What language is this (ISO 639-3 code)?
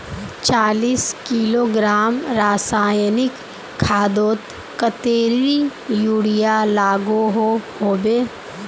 mag